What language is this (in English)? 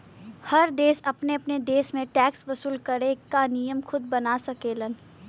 Bhojpuri